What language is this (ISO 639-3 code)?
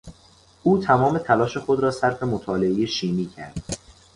fas